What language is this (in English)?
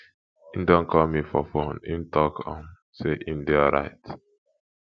Nigerian Pidgin